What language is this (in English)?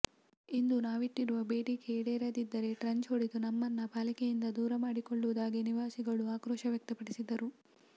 Kannada